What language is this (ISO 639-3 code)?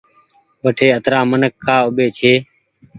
gig